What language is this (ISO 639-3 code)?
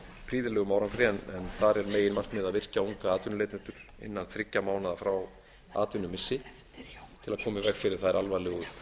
isl